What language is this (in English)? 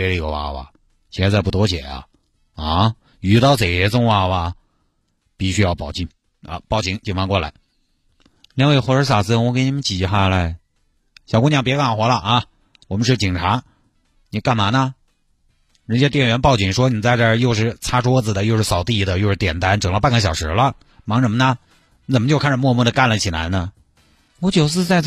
Chinese